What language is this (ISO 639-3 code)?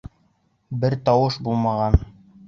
bak